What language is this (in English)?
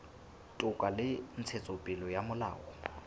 Southern Sotho